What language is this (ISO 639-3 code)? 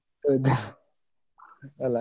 kan